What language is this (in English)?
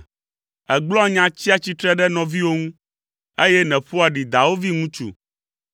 Ewe